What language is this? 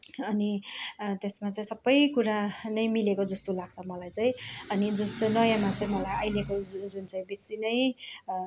Nepali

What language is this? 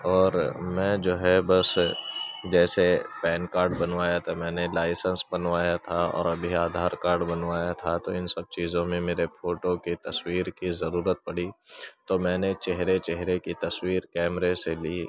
Urdu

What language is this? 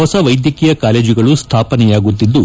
Kannada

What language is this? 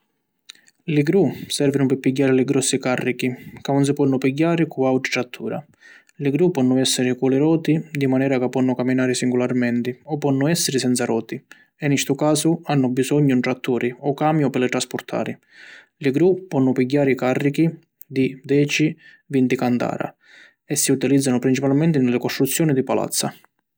Sicilian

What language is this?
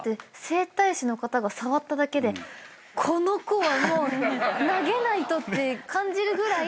Japanese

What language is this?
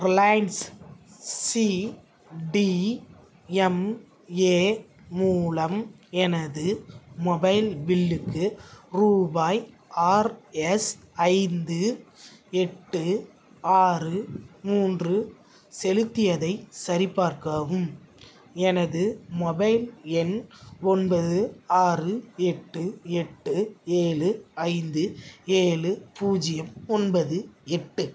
Tamil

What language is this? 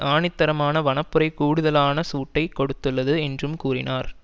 Tamil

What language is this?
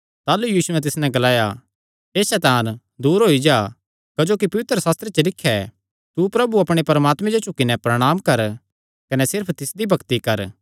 Kangri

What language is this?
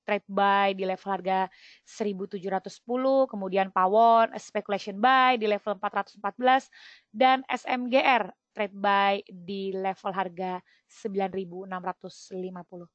Indonesian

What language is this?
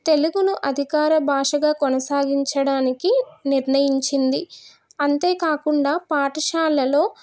Telugu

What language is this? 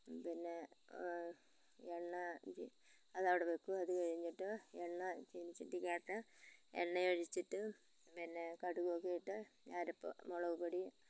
Malayalam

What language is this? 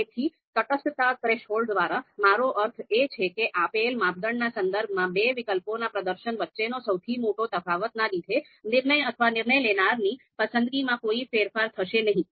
Gujarati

